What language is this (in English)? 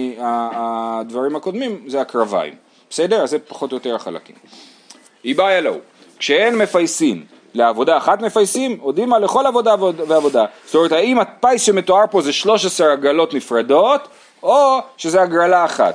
Hebrew